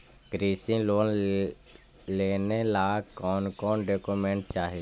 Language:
Magahi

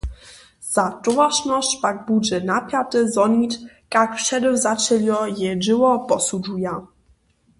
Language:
Upper Sorbian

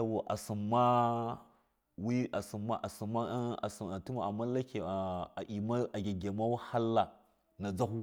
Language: Miya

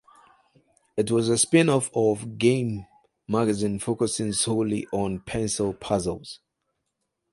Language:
English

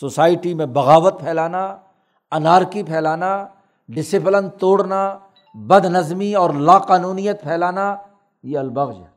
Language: Urdu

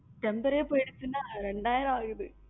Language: Tamil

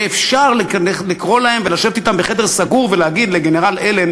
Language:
Hebrew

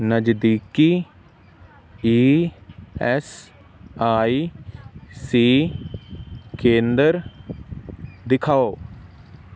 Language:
Punjabi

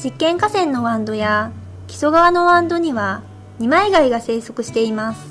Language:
Japanese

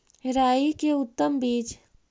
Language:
Magahi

